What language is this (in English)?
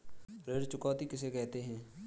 Hindi